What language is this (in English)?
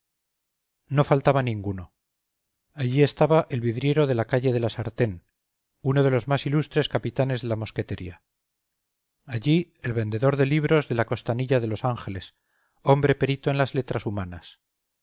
Spanish